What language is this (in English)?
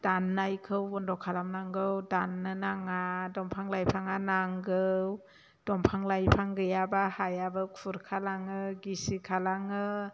Bodo